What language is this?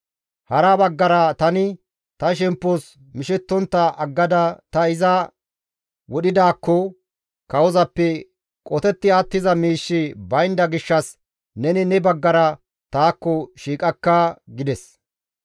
Gamo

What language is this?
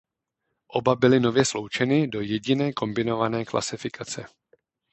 Czech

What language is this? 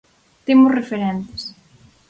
Galician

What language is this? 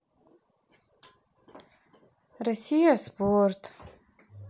Russian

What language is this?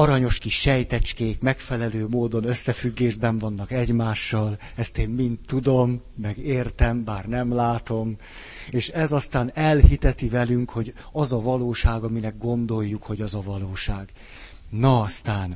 Hungarian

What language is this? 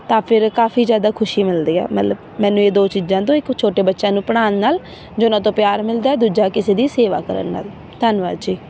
Punjabi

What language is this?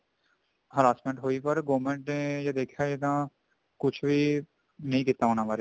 Punjabi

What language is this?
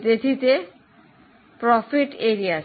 Gujarati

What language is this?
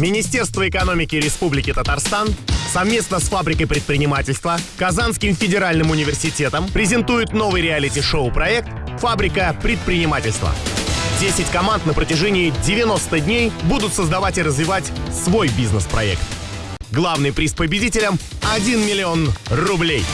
Russian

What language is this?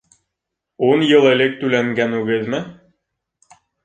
Bashkir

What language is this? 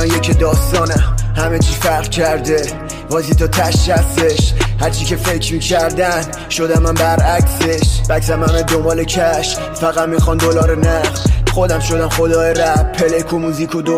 Persian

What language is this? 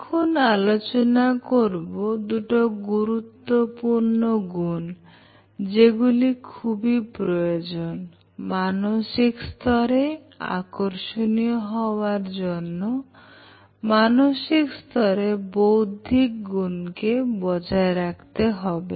Bangla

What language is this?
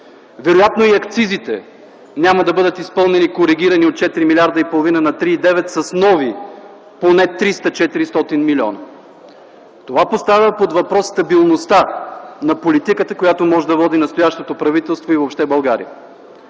Bulgarian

